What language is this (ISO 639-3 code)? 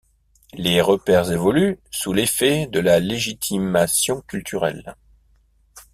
fra